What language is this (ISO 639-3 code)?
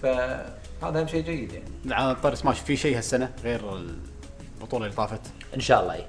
ara